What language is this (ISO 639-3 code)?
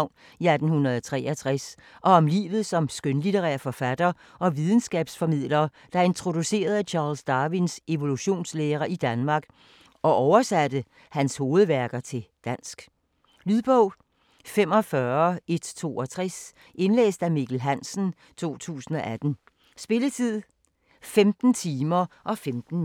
dan